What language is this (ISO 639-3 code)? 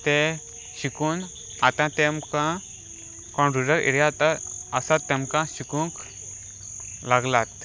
kok